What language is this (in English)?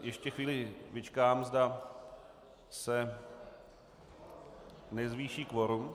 Czech